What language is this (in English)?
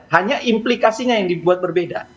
Indonesian